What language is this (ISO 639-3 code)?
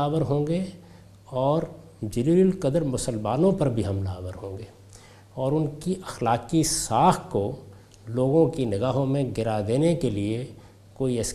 urd